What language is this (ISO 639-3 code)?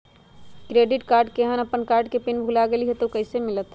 mag